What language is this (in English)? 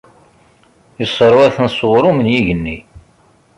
Kabyle